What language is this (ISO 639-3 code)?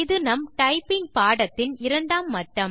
tam